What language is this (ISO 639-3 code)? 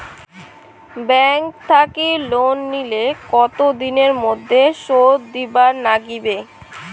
ben